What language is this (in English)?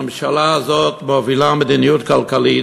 Hebrew